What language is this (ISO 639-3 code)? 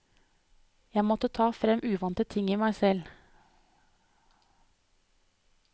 nor